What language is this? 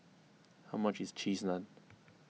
English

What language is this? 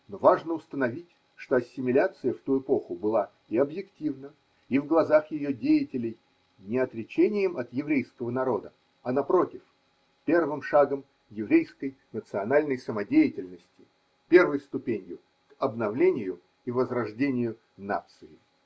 Russian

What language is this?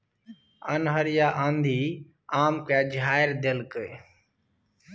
Maithili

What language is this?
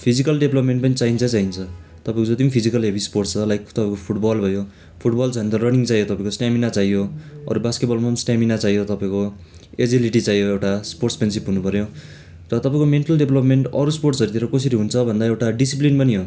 Nepali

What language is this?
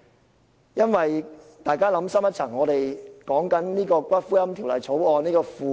Cantonese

